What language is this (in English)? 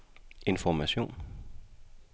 Danish